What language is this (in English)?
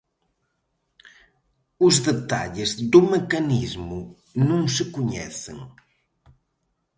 Galician